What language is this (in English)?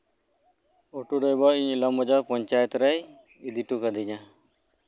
Santali